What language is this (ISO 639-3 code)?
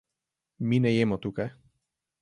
slv